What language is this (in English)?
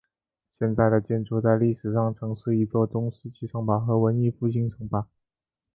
Chinese